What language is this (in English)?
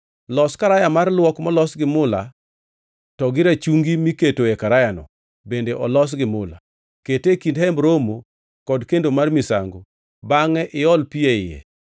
Luo (Kenya and Tanzania)